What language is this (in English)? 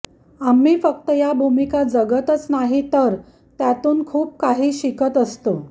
Marathi